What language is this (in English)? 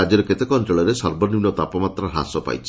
Odia